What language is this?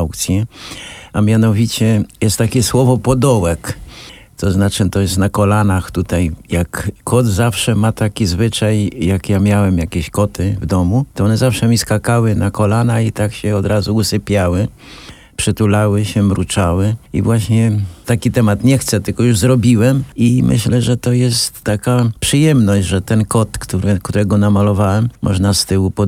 Polish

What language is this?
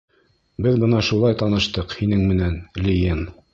Bashkir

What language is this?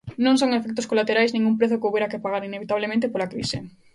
Galician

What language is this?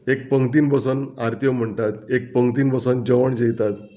Konkani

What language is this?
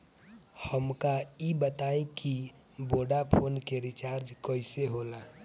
Bhojpuri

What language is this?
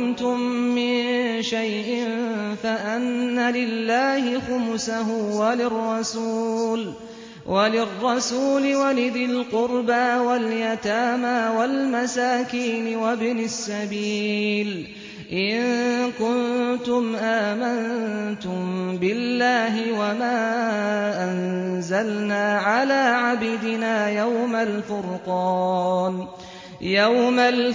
Arabic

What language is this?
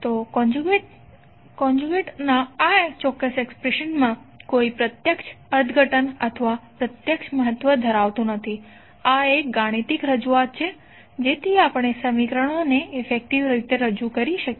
Gujarati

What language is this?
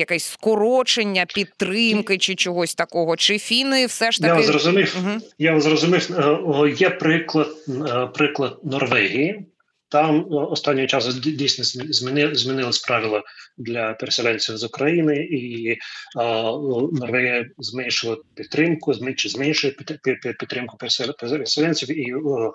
Ukrainian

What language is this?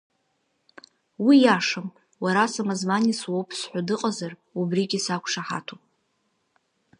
Abkhazian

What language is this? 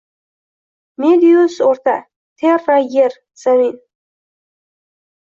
Uzbek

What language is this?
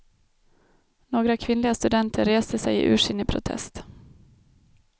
Swedish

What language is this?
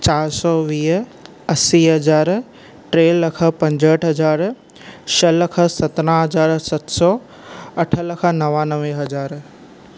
Sindhi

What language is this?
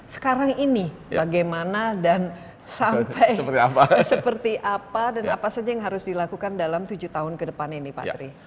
Indonesian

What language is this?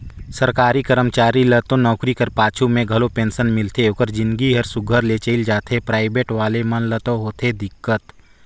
Chhattisgarhi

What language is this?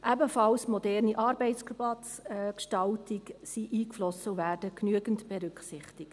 Swiss German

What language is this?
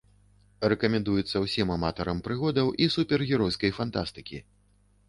Belarusian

